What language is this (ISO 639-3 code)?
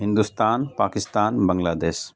urd